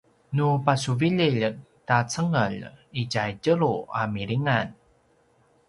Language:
Paiwan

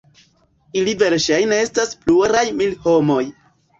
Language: Esperanto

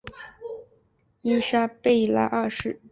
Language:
Chinese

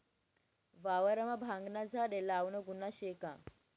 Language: Marathi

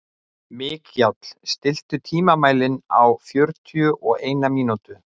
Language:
Icelandic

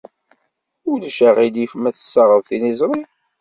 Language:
Kabyle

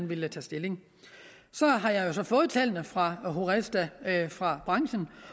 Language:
Danish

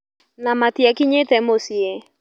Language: Kikuyu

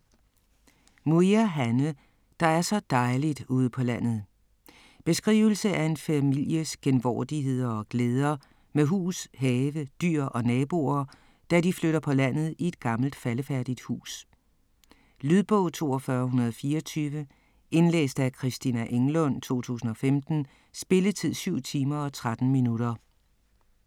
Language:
Danish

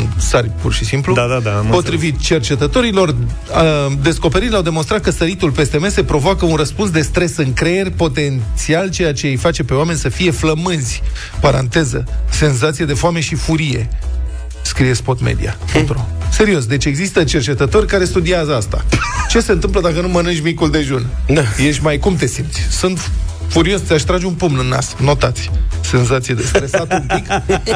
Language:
Romanian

